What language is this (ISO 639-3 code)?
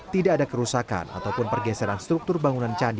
ind